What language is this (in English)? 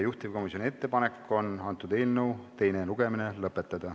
Estonian